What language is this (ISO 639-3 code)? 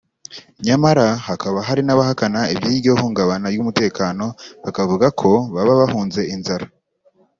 kin